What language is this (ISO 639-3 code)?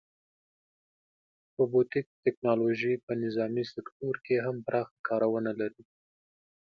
pus